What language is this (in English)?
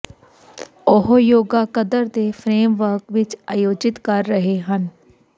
Punjabi